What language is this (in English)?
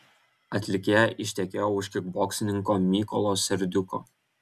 Lithuanian